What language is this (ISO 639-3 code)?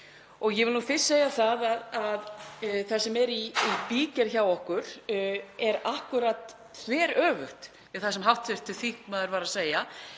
isl